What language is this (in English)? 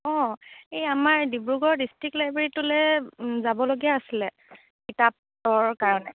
Assamese